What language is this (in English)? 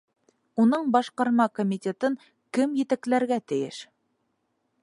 Bashkir